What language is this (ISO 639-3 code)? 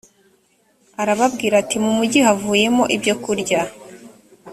kin